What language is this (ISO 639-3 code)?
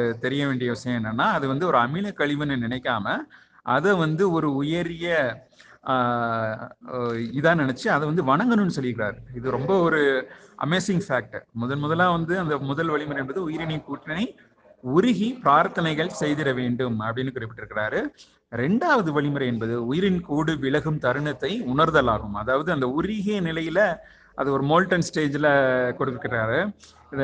tam